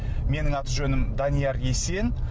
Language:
Kazakh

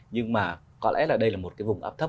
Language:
Vietnamese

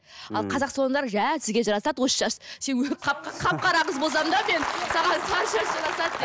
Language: Kazakh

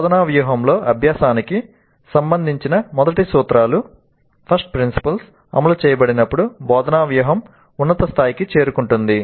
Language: Telugu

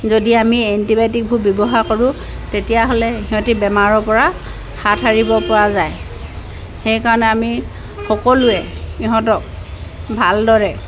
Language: Assamese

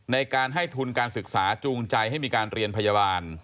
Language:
Thai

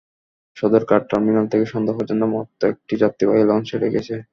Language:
Bangla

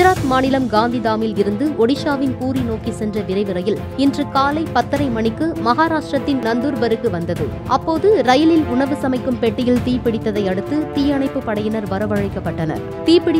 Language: Italian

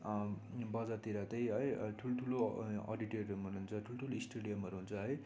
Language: Nepali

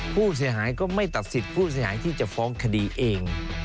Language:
Thai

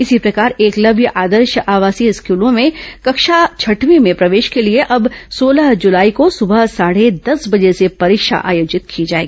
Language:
Hindi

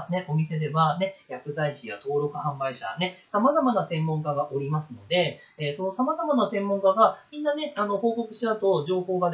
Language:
Japanese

